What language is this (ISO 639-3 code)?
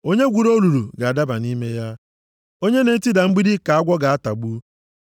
ibo